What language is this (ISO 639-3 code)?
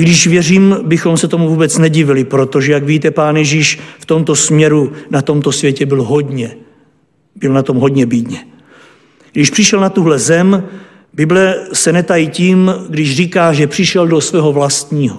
ces